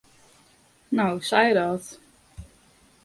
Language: Western Frisian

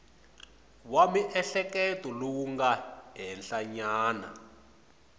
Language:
Tsonga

